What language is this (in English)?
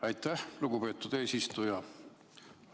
Estonian